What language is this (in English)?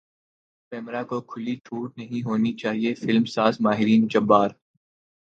Urdu